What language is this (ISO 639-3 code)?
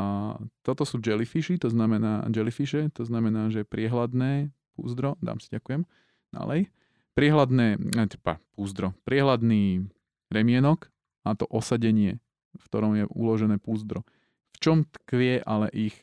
slk